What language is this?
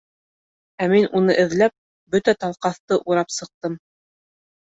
Bashkir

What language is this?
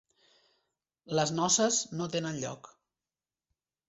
Catalan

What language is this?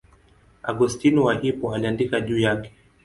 Swahili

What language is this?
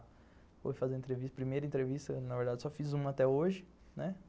Portuguese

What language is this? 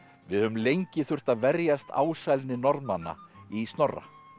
Icelandic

